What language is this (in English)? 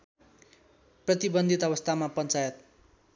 Nepali